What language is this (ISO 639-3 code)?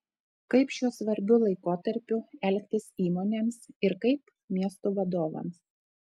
lit